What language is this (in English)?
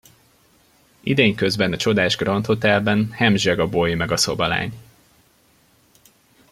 Hungarian